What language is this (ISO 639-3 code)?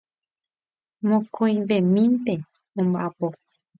grn